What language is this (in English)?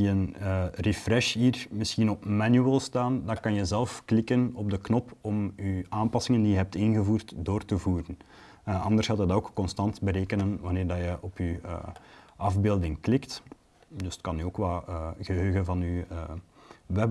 Dutch